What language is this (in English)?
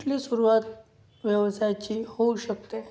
Marathi